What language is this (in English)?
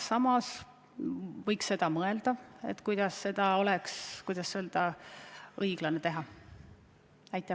Estonian